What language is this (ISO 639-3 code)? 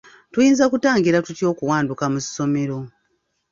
lug